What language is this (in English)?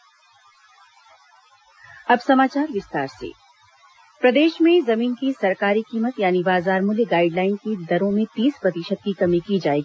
Hindi